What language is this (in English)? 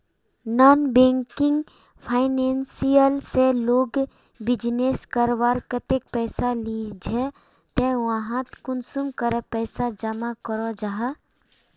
Magahi